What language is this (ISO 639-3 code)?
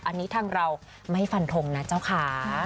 tha